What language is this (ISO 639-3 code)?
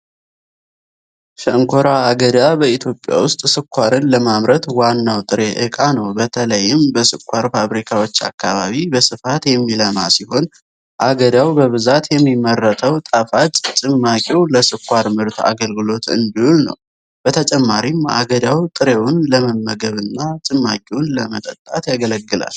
amh